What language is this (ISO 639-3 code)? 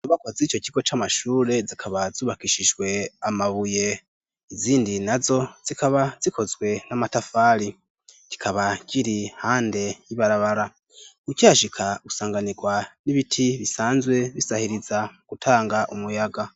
run